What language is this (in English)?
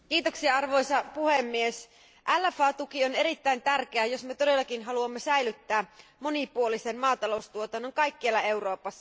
Finnish